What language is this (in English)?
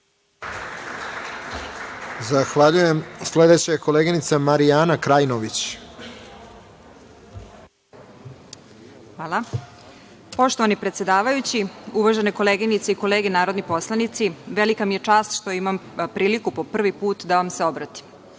Serbian